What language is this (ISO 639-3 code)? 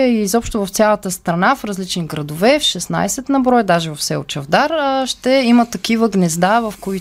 bul